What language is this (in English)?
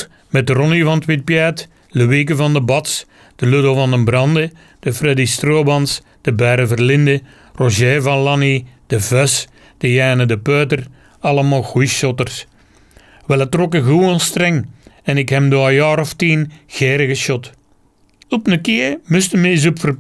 Dutch